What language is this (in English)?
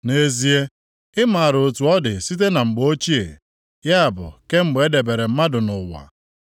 Igbo